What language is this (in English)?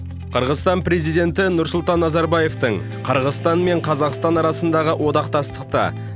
Kazakh